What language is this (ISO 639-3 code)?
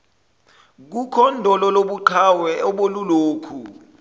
zul